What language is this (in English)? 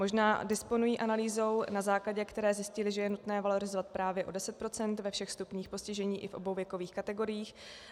Czech